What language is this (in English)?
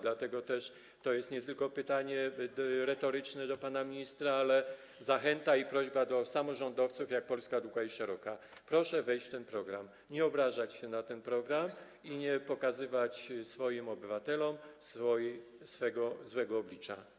Polish